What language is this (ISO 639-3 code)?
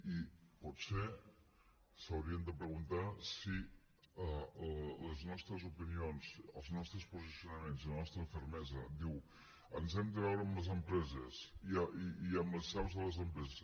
cat